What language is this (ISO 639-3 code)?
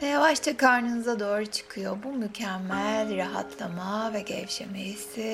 tur